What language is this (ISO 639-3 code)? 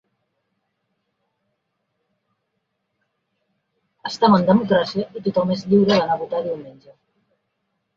cat